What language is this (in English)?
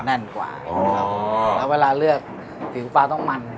Thai